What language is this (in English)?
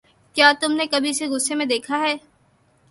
Urdu